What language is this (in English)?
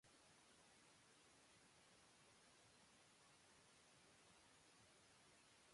Bangla